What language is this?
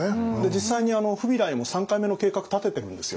Japanese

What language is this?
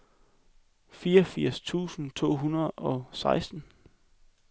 Danish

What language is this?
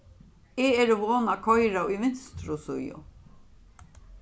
Faroese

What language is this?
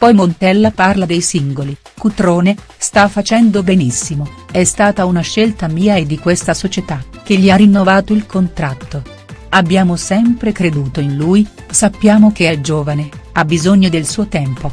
Italian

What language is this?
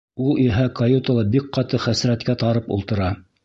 Bashkir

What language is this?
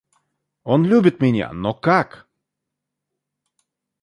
Russian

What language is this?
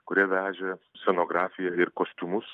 Lithuanian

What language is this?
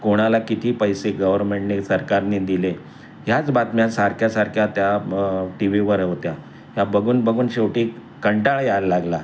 Marathi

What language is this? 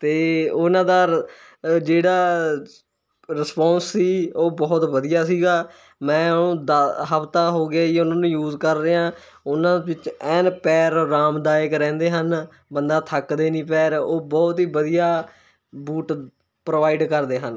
Punjabi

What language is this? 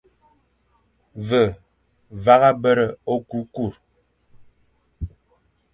Fang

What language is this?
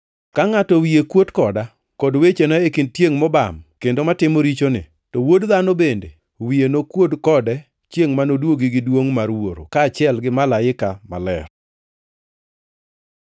Luo (Kenya and Tanzania)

